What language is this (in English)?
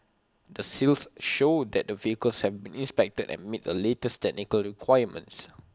English